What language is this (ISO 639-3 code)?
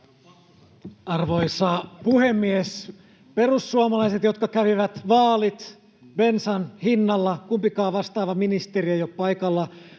fin